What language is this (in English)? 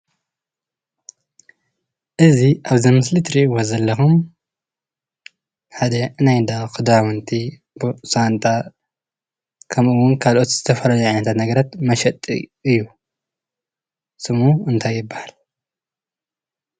Tigrinya